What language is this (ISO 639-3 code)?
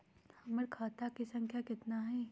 mag